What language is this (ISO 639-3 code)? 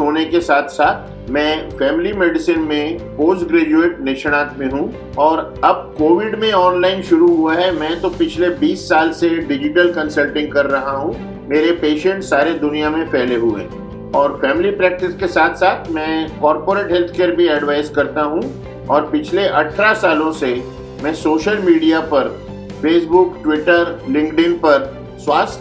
hin